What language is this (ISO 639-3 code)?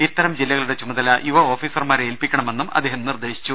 mal